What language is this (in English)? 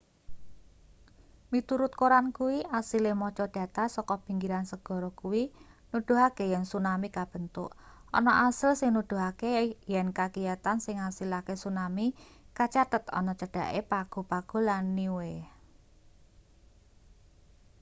Javanese